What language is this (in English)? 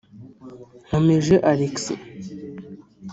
Kinyarwanda